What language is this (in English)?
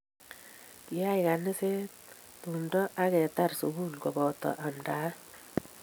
Kalenjin